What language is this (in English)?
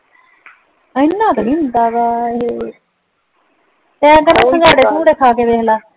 Punjabi